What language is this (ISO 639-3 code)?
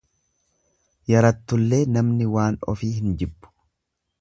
orm